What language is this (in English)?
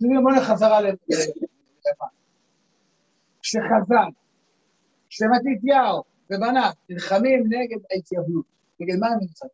Hebrew